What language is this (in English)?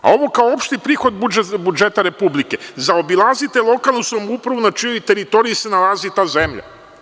Serbian